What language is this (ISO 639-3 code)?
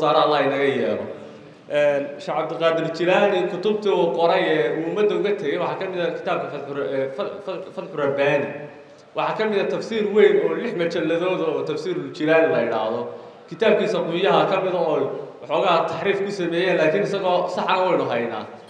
ara